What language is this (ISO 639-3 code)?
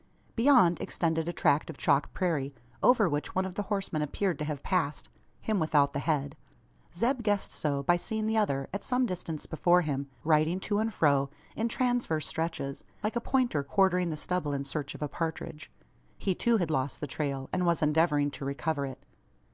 eng